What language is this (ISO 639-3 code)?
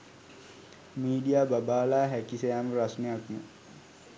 sin